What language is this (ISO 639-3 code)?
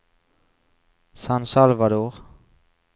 nor